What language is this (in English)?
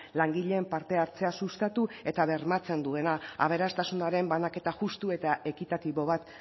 Basque